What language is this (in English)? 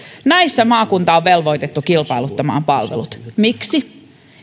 Finnish